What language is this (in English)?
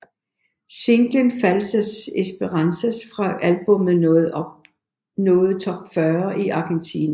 Danish